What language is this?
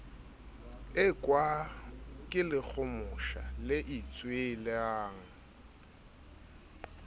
Southern Sotho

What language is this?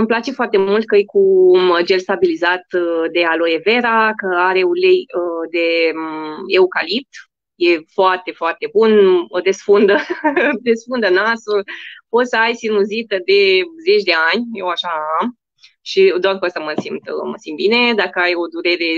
Romanian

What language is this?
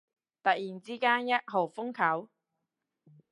Cantonese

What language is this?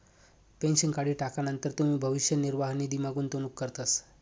Marathi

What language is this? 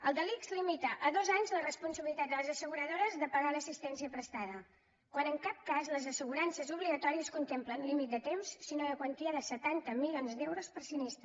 Catalan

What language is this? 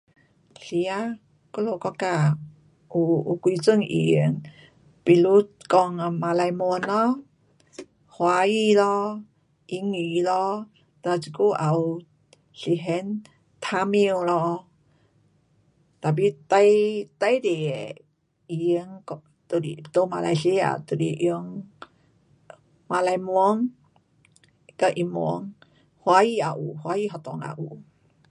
Pu-Xian Chinese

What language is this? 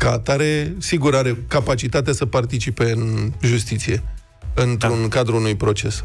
Romanian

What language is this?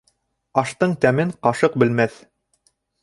Bashkir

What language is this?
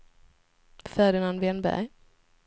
Swedish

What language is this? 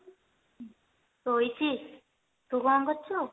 Odia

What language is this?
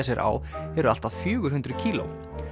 Icelandic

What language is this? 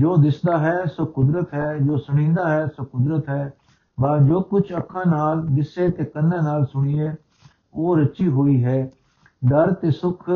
Punjabi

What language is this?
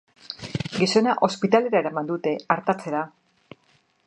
Basque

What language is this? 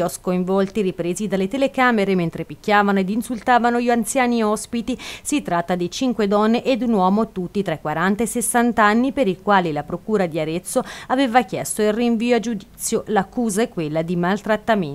Italian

